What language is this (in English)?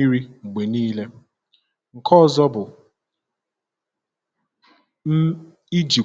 Igbo